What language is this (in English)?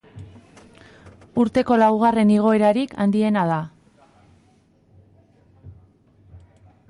Basque